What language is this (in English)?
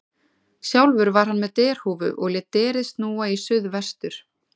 Icelandic